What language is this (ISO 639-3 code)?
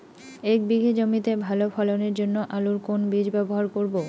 ben